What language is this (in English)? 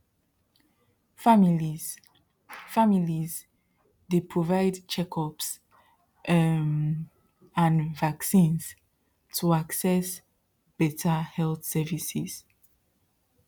Nigerian Pidgin